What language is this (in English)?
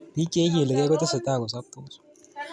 Kalenjin